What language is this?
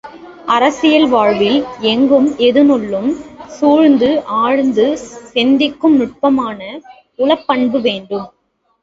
Tamil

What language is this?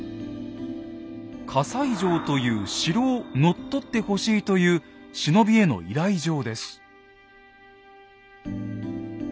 Japanese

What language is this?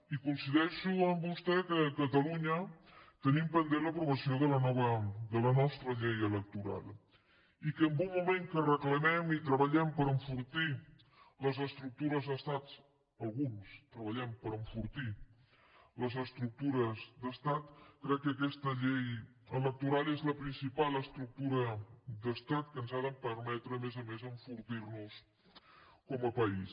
Catalan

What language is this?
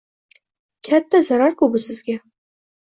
Uzbek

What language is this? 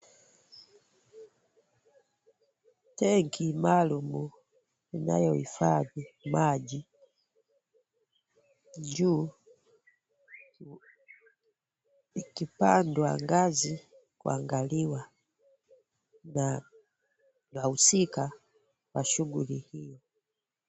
Swahili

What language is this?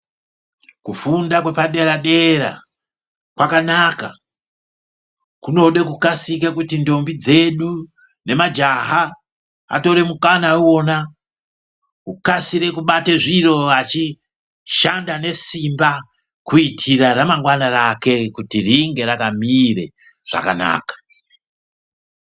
Ndau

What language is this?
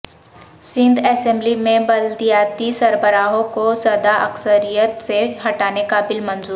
Urdu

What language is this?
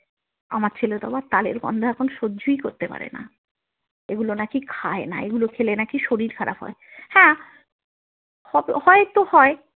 Bangla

